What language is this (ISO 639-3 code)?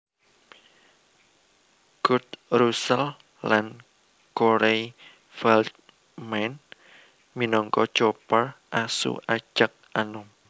jav